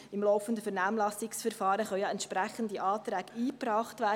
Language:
Swiss German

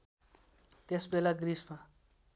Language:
Nepali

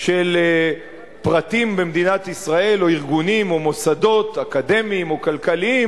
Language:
Hebrew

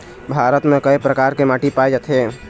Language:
Chhattisgarhi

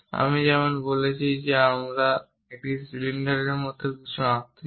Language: Bangla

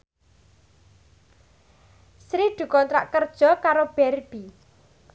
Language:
Javanese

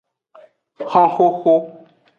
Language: Aja (Benin)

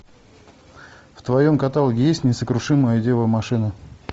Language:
Russian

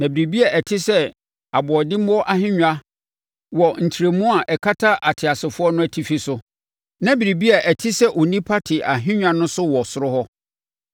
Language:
Akan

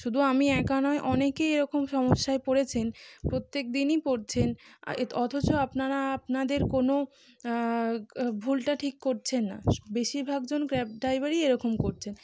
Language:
Bangla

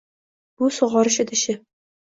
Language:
Uzbek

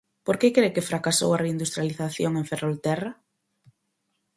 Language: Galician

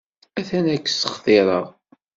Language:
Kabyle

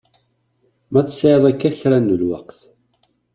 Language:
Kabyle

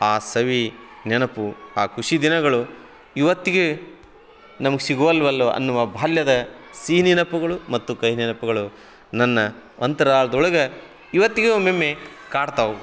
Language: Kannada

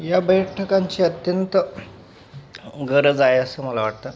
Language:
Marathi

